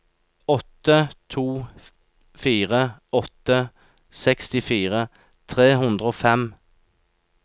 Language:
Norwegian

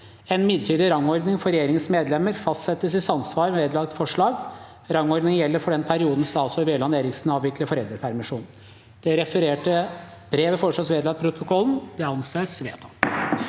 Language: Norwegian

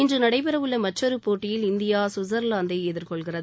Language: Tamil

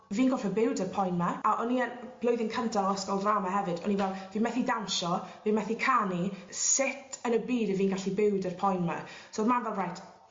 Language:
Welsh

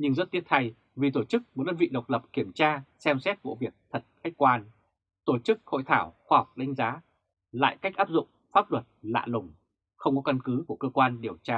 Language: Vietnamese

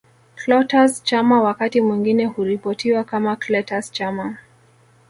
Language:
Swahili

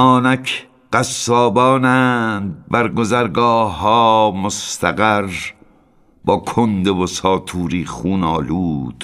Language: Persian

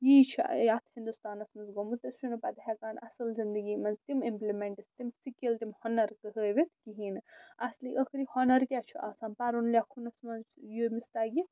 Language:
Kashmiri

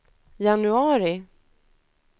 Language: Swedish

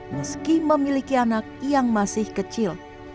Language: Indonesian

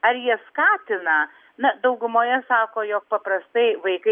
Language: Lithuanian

